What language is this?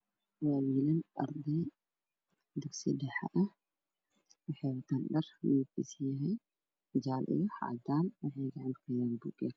Somali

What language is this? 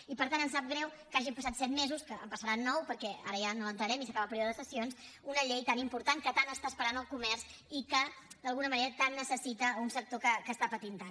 Catalan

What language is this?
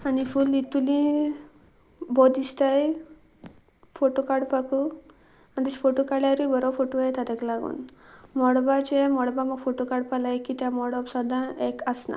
Konkani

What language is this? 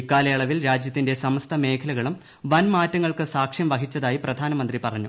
Malayalam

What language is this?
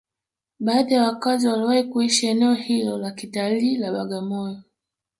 Swahili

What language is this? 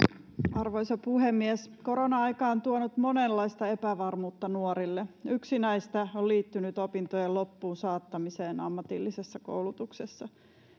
Finnish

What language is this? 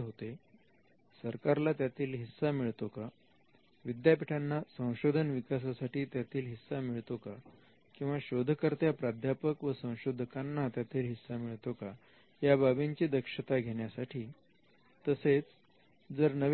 Marathi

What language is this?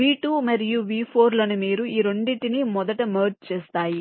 Telugu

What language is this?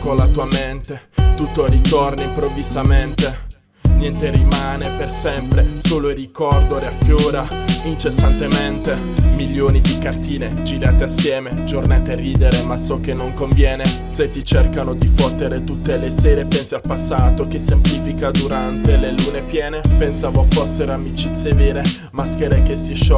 Italian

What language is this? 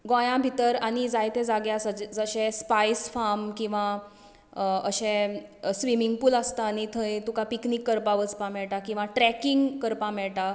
Konkani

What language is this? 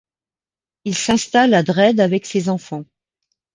French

